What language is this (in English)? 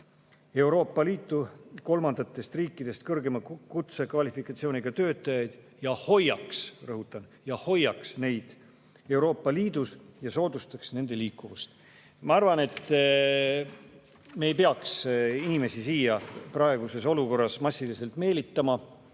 Estonian